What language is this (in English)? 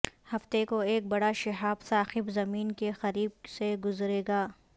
Urdu